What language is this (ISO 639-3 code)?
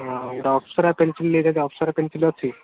ori